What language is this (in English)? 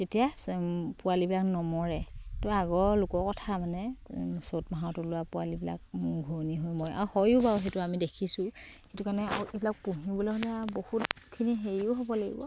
Assamese